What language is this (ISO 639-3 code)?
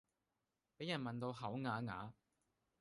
yue